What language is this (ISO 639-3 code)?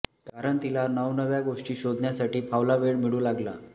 mar